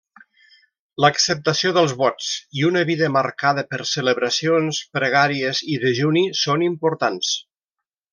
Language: Catalan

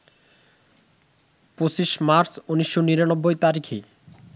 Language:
Bangla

